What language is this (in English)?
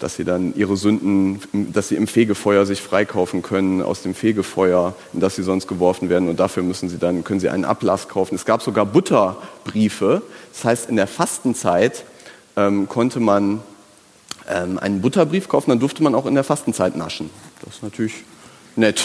German